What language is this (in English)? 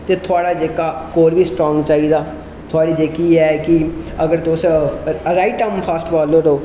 Dogri